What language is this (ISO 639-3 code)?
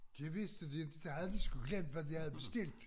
dan